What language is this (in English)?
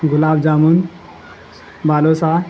Urdu